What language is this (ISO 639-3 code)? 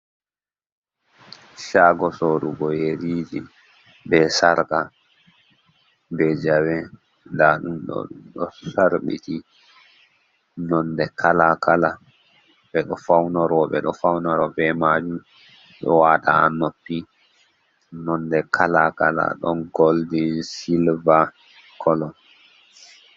ful